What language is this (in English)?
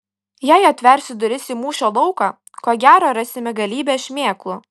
Lithuanian